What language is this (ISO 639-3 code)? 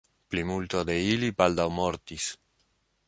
epo